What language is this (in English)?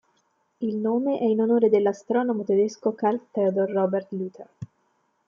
Italian